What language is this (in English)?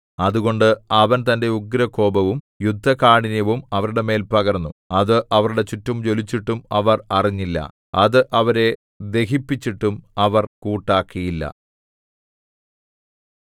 Malayalam